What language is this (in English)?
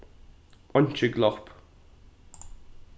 Faroese